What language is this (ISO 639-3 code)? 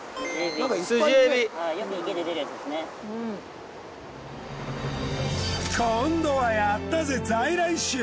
jpn